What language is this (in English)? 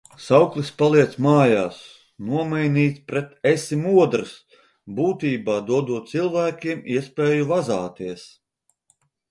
Latvian